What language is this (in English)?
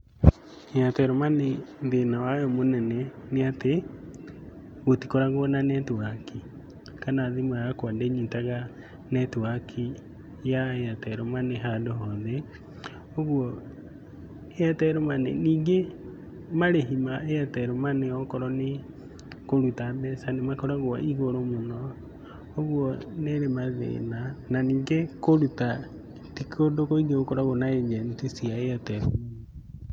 Kikuyu